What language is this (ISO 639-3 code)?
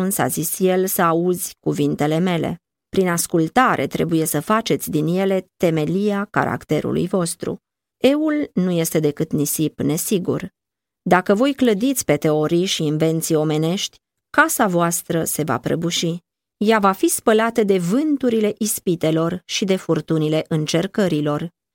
ron